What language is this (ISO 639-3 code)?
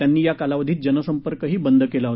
mar